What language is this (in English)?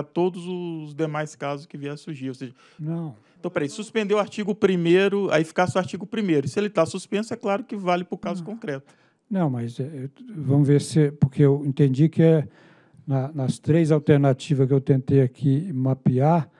Portuguese